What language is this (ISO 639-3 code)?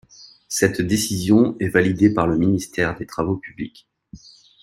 fra